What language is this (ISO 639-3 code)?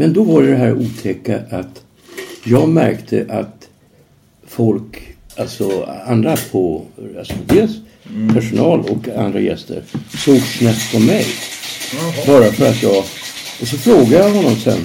swe